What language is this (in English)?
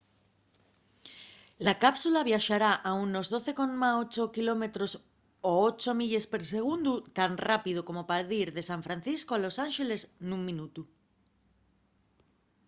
Asturian